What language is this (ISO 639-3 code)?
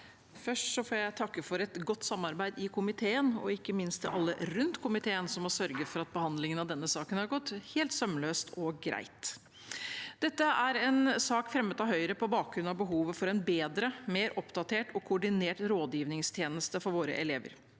nor